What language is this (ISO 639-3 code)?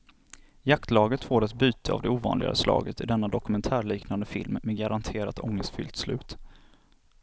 swe